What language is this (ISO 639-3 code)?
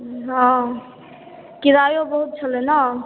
mai